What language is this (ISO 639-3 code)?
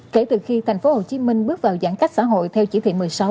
vie